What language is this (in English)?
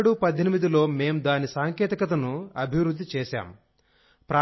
Telugu